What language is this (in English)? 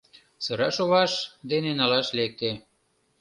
Mari